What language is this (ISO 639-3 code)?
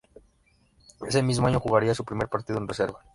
spa